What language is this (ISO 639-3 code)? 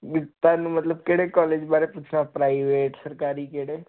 pan